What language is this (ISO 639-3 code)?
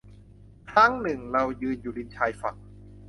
tha